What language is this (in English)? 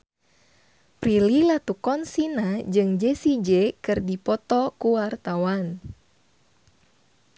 Sundanese